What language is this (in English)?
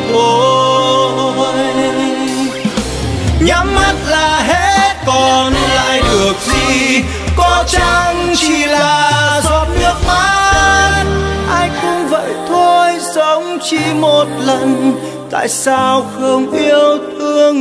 Vietnamese